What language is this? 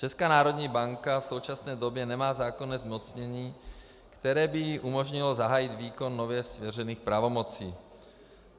Czech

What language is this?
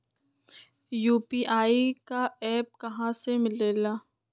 Magahi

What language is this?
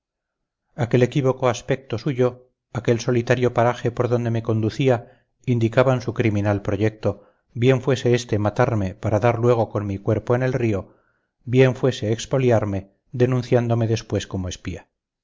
Spanish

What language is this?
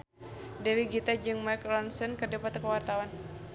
Sundanese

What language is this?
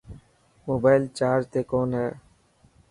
Dhatki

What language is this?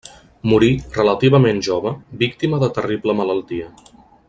Catalan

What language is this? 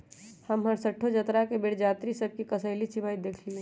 Magahi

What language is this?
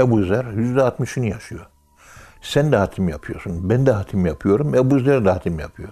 Turkish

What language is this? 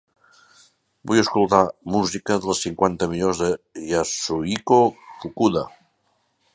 Catalan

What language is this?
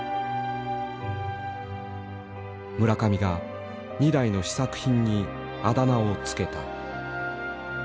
Japanese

